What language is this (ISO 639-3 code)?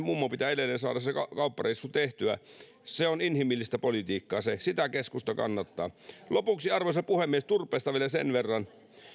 fin